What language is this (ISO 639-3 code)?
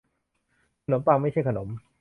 tha